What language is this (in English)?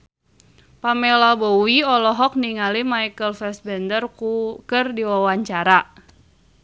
Sundanese